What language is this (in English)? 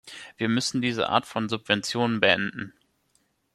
German